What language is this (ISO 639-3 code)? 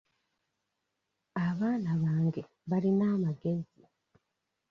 lug